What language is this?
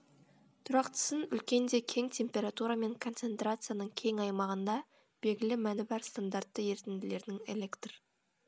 Kazakh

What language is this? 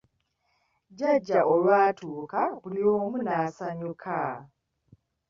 Ganda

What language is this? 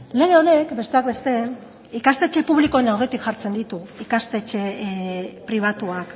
Basque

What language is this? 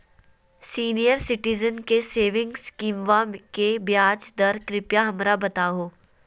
Magahi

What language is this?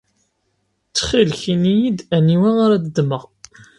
Kabyle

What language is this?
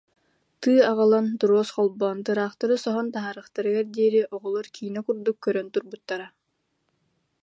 Yakut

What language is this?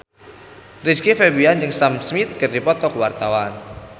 Sundanese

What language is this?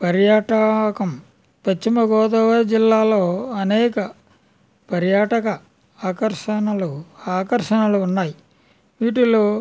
Telugu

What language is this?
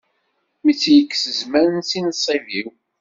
Kabyle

